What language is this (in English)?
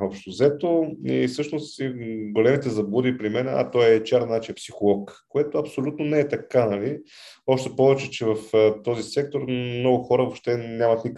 Bulgarian